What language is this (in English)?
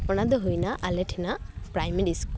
Santali